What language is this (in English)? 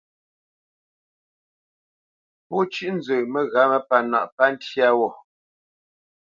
Bamenyam